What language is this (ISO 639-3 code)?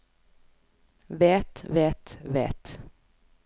nor